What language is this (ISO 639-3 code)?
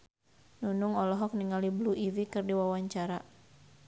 sun